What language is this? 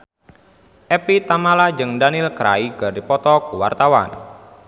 Sundanese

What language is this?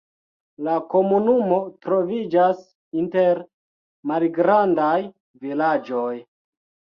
Esperanto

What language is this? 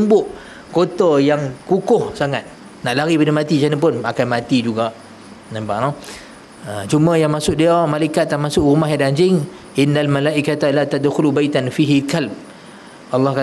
Malay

